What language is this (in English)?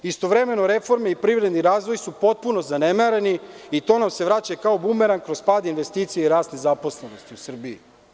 Serbian